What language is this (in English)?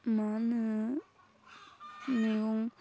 Bodo